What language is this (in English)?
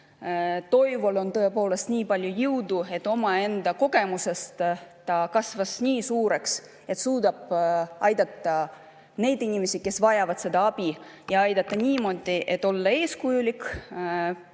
Estonian